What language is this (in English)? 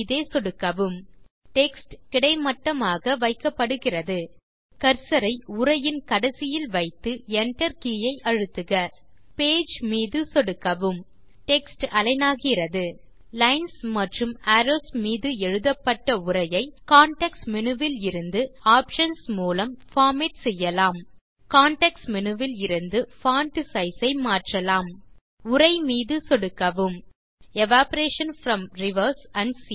Tamil